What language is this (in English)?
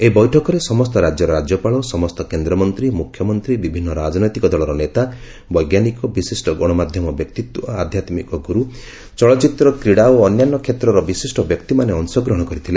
Odia